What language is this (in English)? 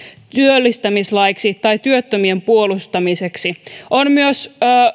Finnish